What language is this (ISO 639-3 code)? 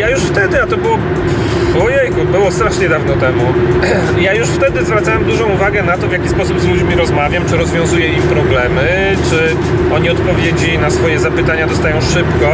pol